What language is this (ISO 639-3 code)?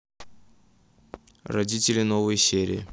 rus